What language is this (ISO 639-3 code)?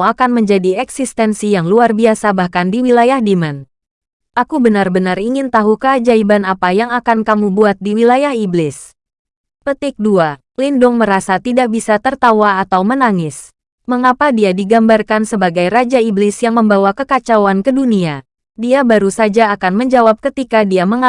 ind